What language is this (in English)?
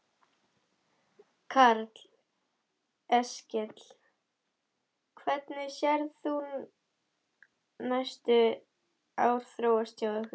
Icelandic